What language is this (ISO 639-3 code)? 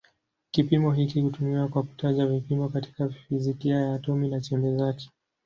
swa